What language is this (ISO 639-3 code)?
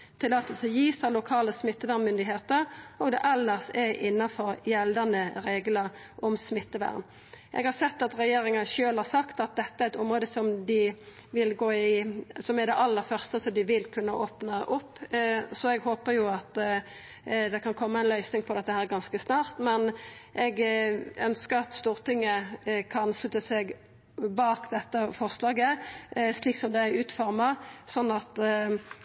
nno